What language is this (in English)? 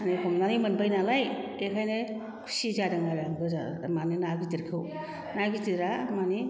Bodo